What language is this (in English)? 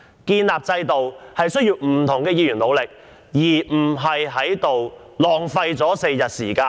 Cantonese